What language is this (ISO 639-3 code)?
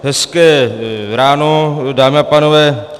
ces